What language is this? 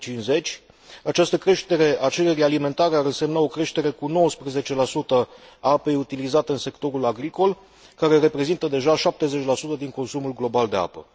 Romanian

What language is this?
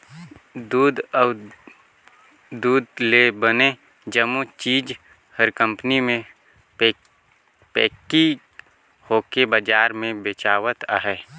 Chhattisgarhi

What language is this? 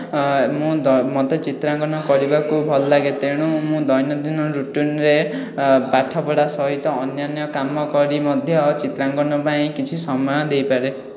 Odia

